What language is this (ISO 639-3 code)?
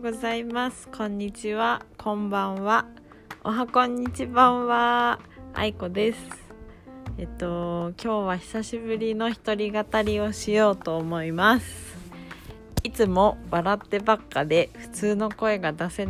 jpn